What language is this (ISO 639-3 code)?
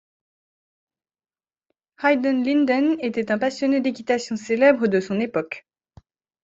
fra